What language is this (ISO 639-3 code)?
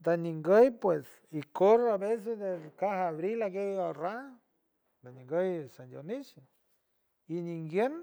hue